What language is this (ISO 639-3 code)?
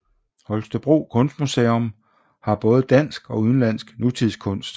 dan